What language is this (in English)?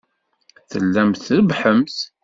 Kabyle